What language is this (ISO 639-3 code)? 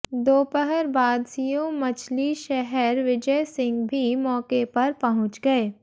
hin